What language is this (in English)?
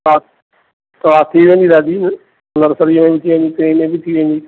Sindhi